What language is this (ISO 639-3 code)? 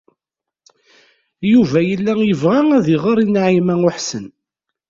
kab